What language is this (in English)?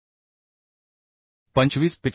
Marathi